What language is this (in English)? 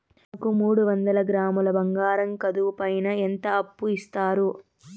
Telugu